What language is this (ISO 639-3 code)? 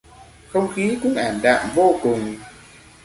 vie